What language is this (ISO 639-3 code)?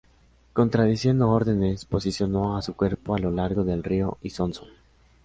spa